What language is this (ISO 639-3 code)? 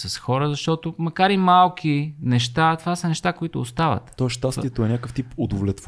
bul